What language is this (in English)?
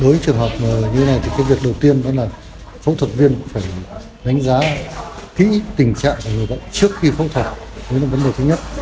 Vietnamese